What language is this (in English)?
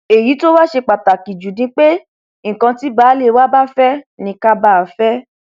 Yoruba